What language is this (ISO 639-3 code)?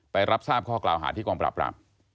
tha